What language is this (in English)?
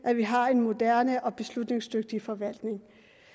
Danish